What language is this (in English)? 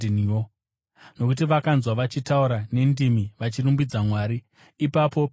Shona